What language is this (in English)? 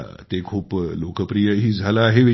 Marathi